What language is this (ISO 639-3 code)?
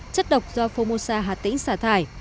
vie